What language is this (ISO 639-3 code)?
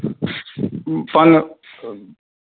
mai